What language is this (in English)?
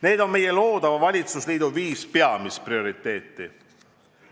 Estonian